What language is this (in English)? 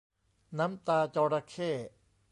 Thai